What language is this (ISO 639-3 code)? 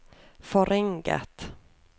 nor